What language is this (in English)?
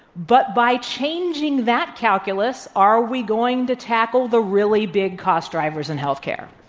English